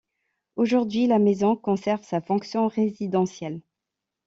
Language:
French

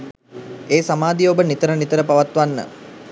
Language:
Sinhala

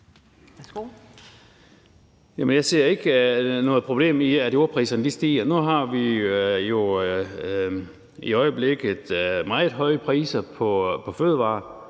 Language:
Danish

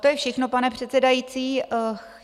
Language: Czech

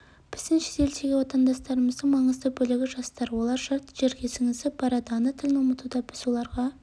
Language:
Kazakh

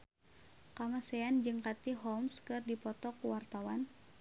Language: Sundanese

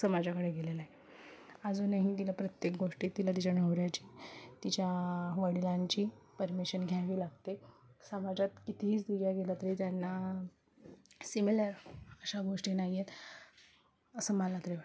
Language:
Marathi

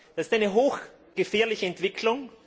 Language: German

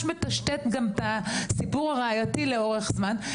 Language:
Hebrew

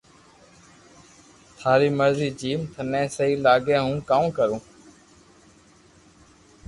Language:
Loarki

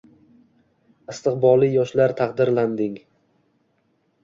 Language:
Uzbek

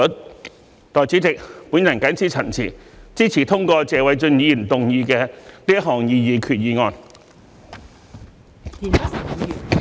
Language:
Cantonese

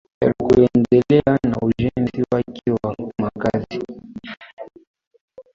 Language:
Swahili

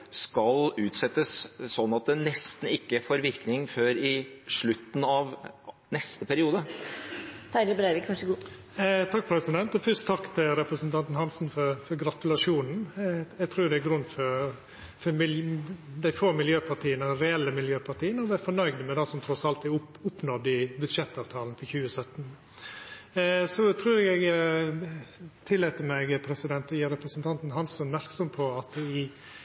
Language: Norwegian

